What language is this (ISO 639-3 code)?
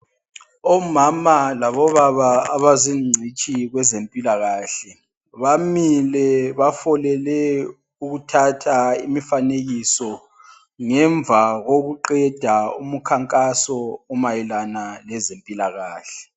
nde